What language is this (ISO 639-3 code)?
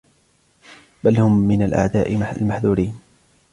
ara